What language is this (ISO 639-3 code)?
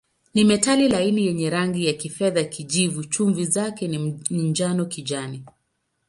swa